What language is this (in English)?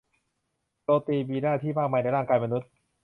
Thai